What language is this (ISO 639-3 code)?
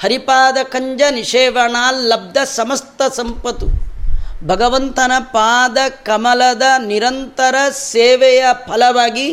kan